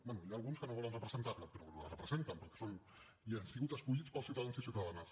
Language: Catalan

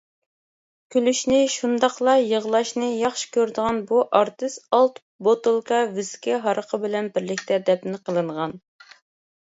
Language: Uyghur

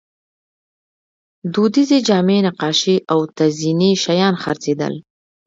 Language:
Pashto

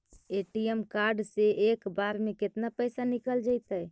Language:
Magahi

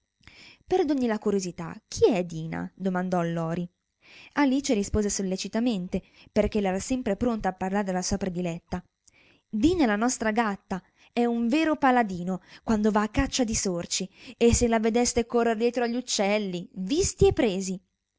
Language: Italian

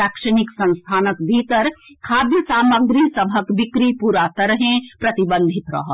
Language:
Maithili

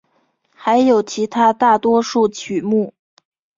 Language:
Chinese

